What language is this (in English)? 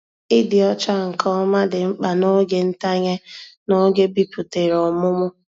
Igbo